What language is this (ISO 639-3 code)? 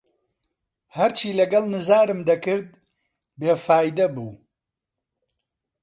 ckb